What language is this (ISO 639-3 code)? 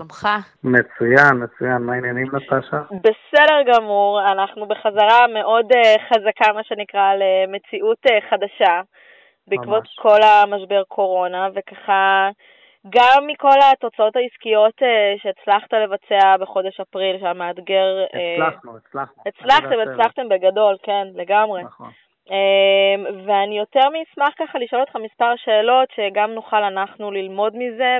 heb